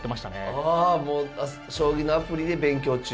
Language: Japanese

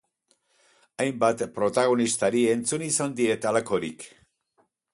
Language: Basque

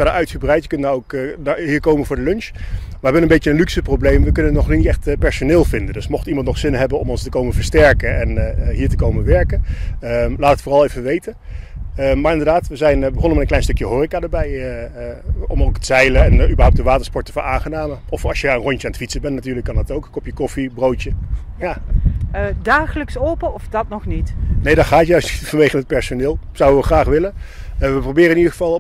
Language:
Dutch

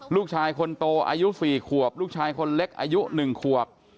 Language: Thai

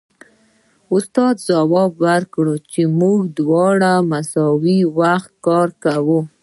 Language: Pashto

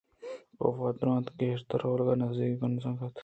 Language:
Eastern Balochi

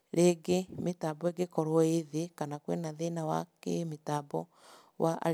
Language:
Kikuyu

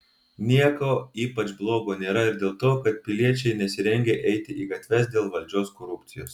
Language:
Lithuanian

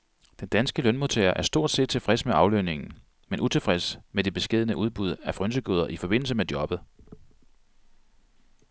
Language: Danish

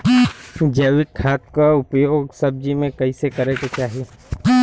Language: Bhojpuri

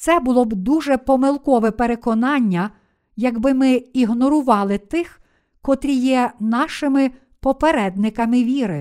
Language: Ukrainian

